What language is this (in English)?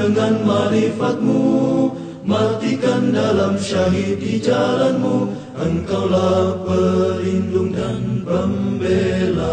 Indonesian